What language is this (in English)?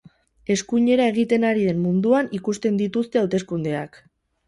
Basque